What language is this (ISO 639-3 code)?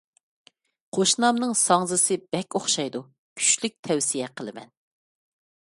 uig